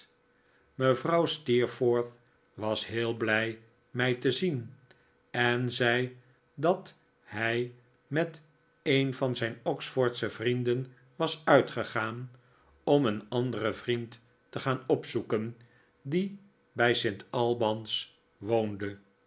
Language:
Dutch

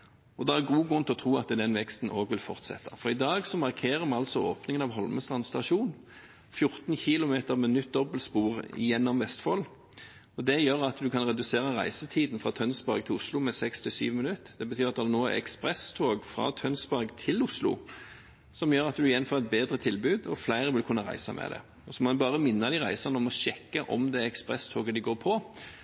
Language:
Norwegian Bokmål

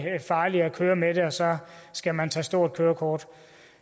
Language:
Danish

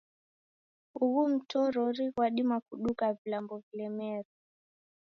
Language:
Taita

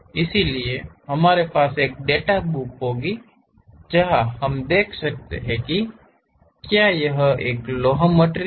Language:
Hindi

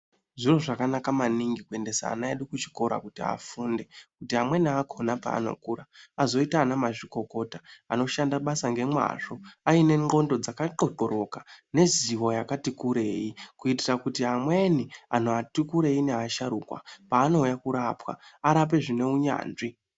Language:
Ndau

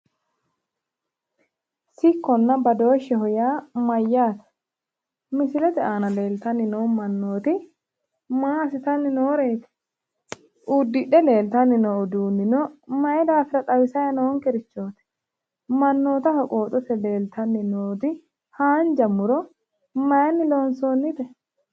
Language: Sidamo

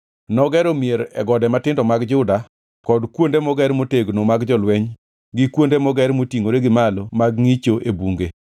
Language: Luo (Kenya and Tanzania)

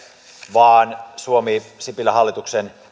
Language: Finnish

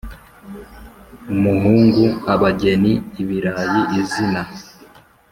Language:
Kinyarwanda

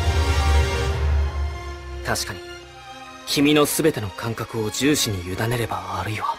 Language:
Japanese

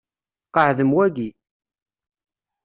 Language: Kabyle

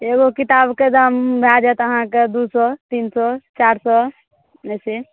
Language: Maithili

